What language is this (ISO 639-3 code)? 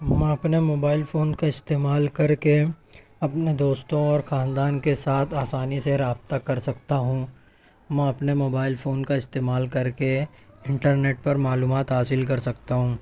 urd